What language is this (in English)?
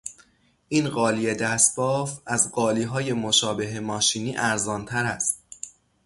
Persian